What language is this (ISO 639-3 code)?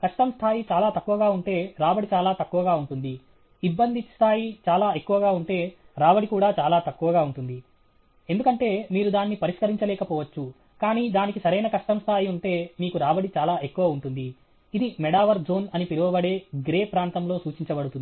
tel